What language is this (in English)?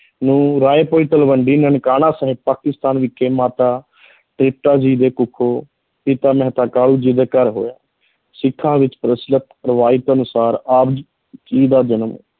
Punjabi